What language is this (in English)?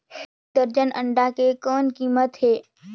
Chhattisgarhi